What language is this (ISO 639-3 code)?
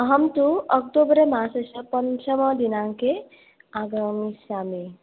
san